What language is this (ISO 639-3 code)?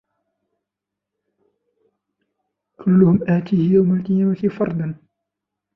ara